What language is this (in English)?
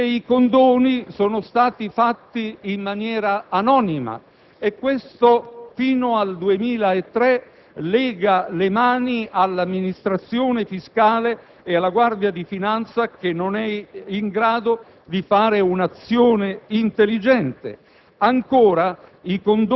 Italian